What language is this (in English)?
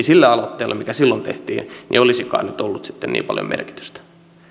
Finnish